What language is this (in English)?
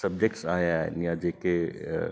Sindhi